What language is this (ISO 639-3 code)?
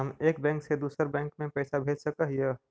mag